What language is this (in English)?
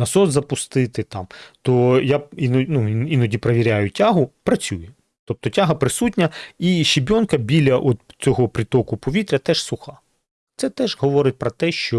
Ukrainian